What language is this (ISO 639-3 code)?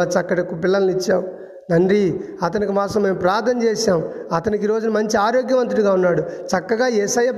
tel